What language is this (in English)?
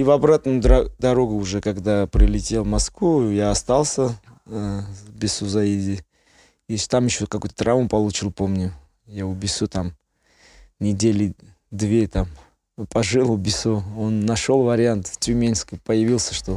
Russian